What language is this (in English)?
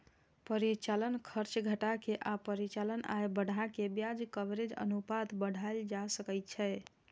Maithili